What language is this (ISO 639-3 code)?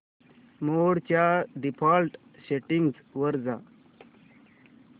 mar